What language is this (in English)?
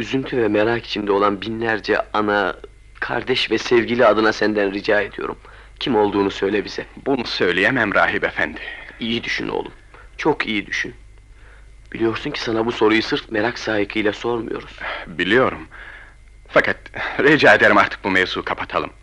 Turkish